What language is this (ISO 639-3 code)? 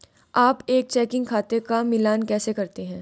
hin